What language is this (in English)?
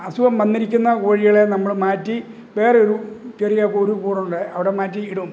Malayalam